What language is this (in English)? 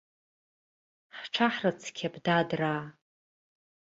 Abkhazian